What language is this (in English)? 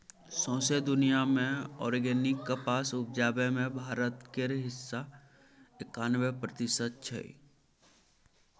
Maithili